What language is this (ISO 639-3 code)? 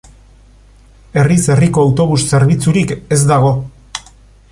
eus